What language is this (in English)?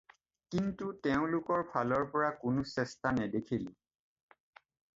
Assamese